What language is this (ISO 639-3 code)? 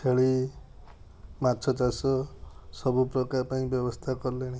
ori